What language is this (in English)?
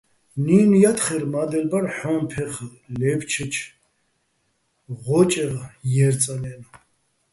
Bats